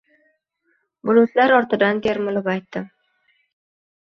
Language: Uzbek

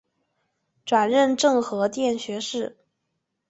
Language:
Chinese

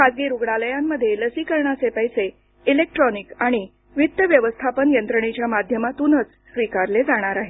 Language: Marathi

